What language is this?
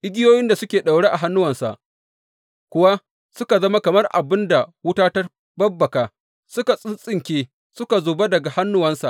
Hausa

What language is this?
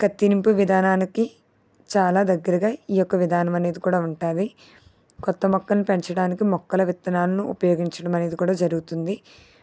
Telugu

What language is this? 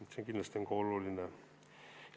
Estonian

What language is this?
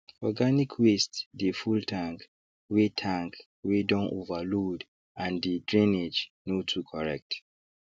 Nigerian Pidgin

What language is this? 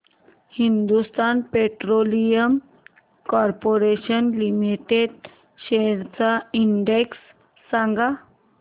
Marathi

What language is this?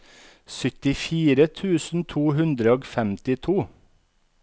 Norwegian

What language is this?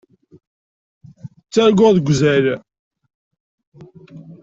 Kabyle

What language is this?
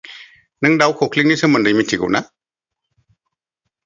Bodo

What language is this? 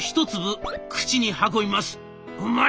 Japanese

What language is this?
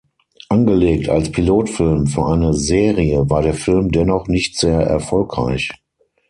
German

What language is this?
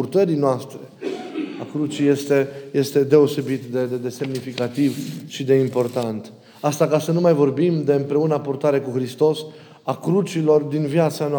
Romanian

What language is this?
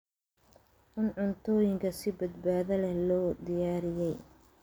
Somali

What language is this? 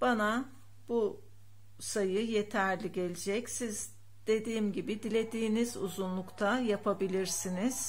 Turkish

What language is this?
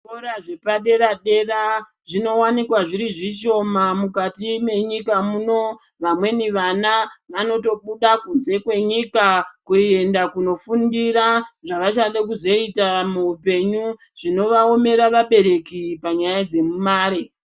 Ndau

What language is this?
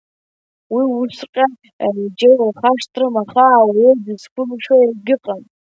Abkhazian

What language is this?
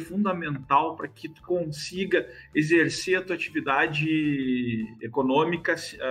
Portuguese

